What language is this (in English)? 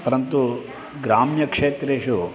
Sanskrit